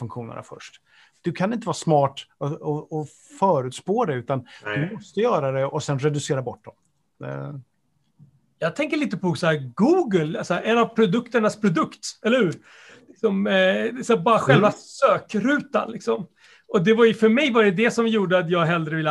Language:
Swedish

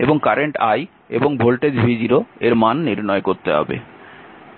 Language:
Bangla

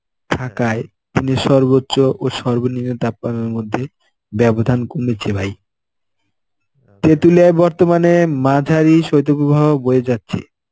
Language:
Bangla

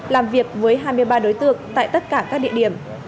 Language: Vietnamese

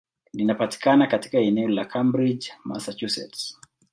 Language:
Swahili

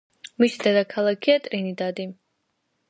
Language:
Georgian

